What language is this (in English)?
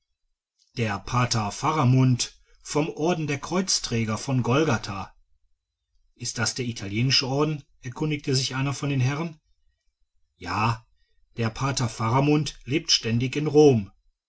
German